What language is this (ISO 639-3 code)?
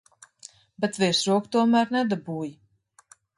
lav